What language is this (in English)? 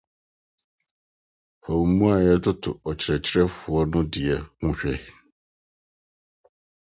Akan